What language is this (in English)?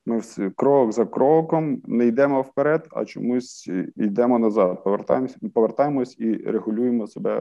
Ukrainian